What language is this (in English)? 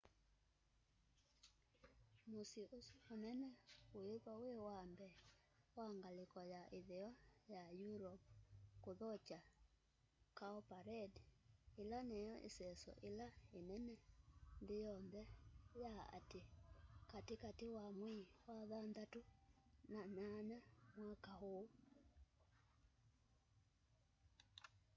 Kamba